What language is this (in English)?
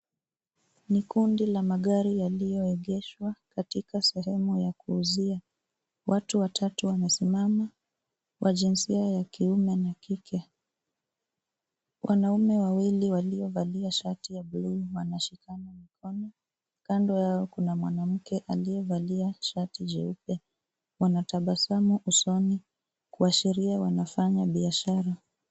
Swahili